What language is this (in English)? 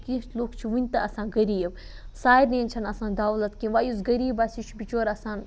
Kashmiri